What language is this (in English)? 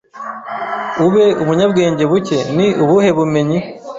Kinyarwanda